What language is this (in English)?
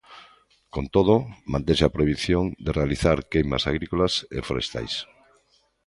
Galician